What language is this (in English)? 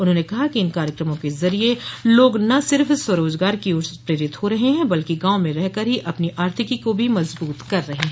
Hindi